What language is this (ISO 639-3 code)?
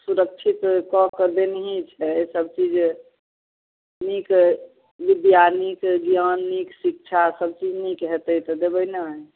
mai